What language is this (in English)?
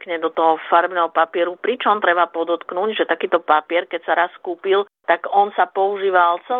Slovak